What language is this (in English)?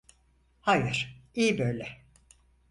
Turkish